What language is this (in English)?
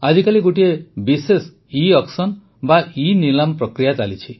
Odia